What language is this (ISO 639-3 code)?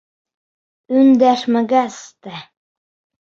bak